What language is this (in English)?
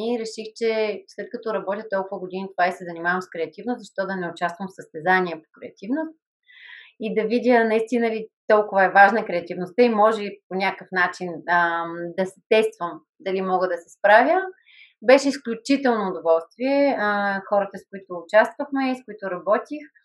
Bulgarian